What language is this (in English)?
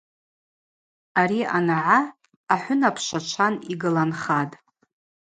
Abaza